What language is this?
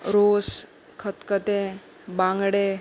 Konkani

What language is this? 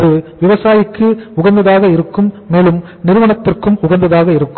Tamil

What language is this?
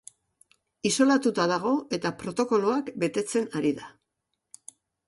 Basque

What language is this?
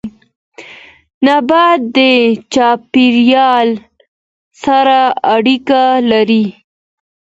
Pashto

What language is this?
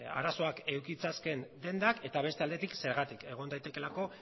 Basque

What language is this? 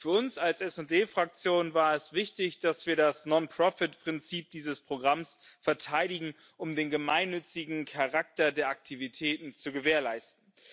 German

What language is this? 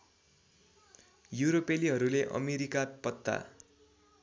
Nepali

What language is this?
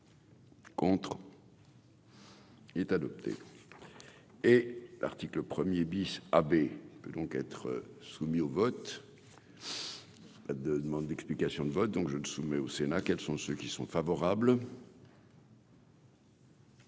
French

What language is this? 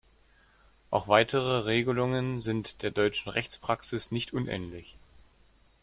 German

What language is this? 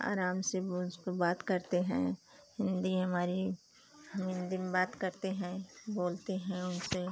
Hindi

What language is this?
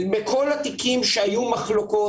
Hebrew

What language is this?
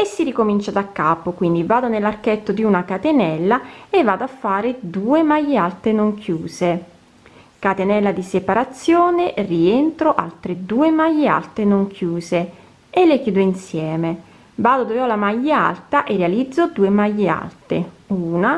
Italian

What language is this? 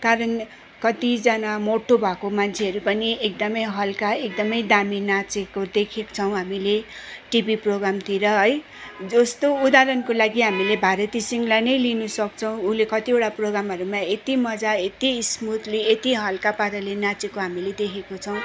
Nepali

